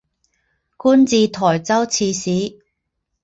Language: Chinese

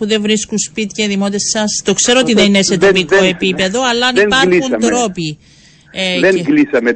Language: Greek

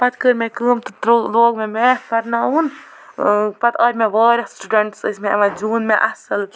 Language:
Kashmiri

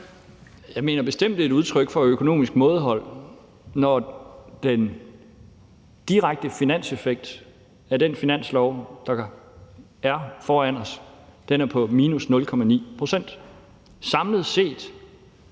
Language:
Danish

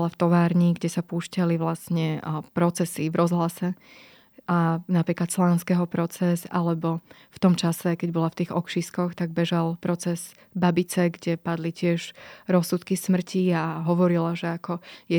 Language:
Slovak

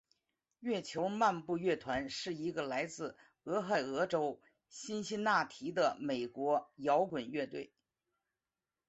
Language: Chinese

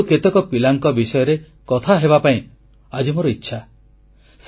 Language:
Odia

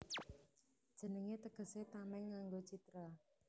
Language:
Javanese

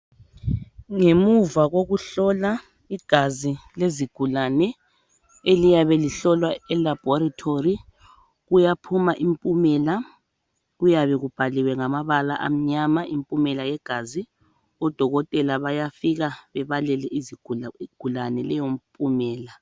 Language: North Ndebele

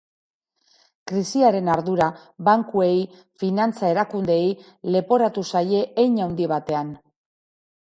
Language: Basque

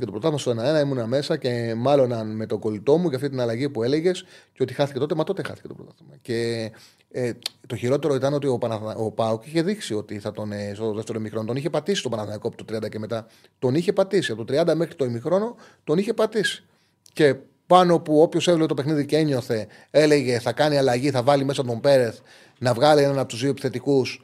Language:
Greek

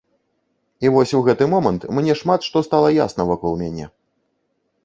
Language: Belarusian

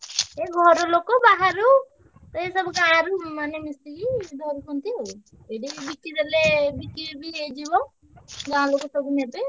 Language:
Odia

